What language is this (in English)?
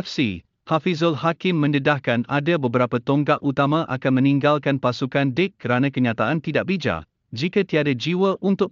Malay